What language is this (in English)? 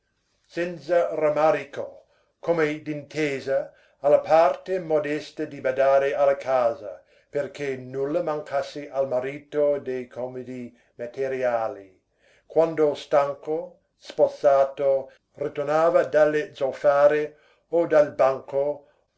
Italian